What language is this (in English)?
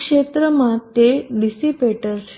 Gujarati